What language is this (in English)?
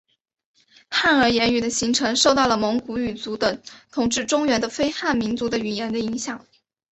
Chinese